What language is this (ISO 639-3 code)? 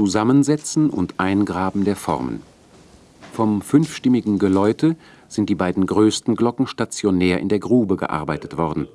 deu